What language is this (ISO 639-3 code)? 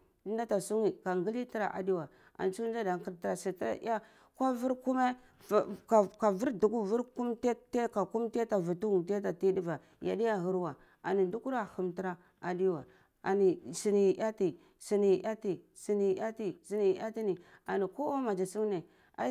ckl